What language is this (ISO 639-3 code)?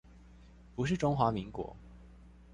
zho